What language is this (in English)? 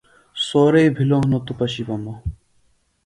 Phalura